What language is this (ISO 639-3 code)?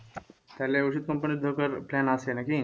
ben